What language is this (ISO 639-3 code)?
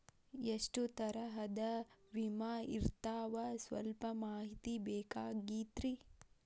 kan